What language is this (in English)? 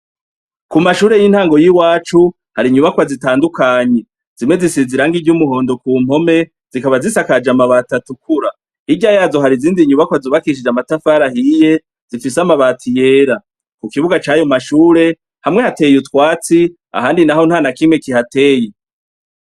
Rundi